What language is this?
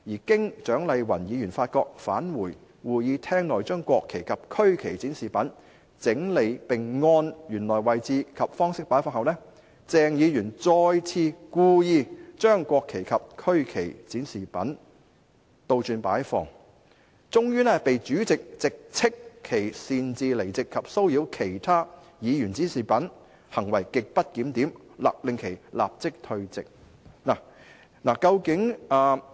Cantonese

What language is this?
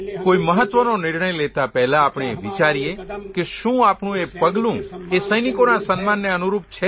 Gujarati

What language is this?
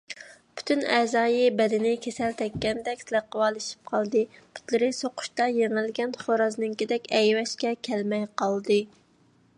Uyghur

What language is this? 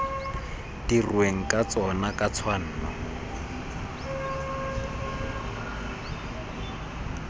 Tswana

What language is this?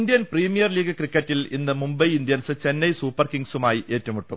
Malayalam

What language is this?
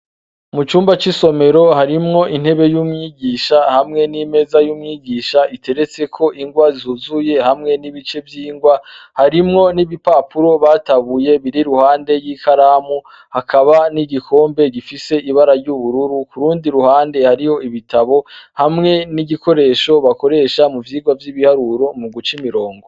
Rundi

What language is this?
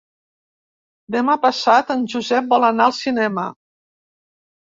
Catalan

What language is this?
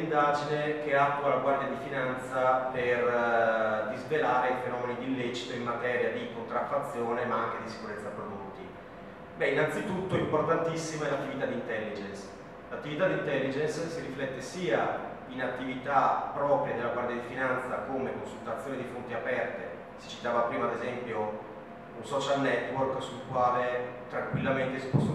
Italian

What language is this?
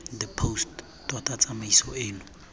Tswana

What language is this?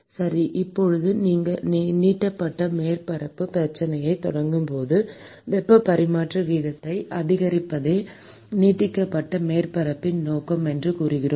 Tamil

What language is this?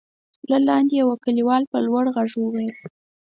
Pashto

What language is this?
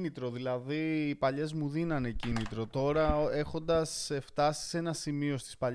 Greek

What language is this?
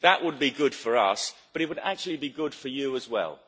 English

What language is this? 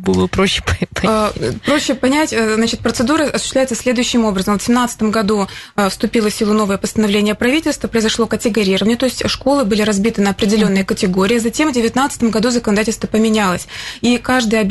Russian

